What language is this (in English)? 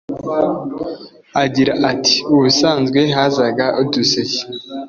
Kinyarwanda